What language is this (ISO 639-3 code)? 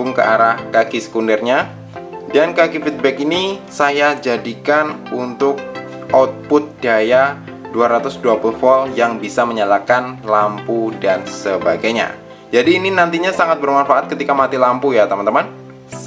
ind